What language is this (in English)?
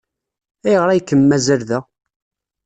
Kabyle